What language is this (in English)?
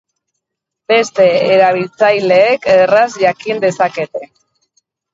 Basque